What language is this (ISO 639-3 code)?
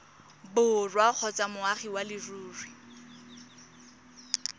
tsn